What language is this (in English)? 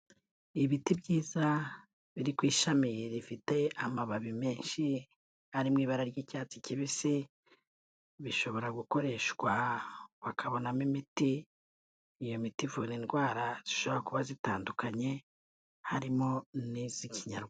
Kinyarwanda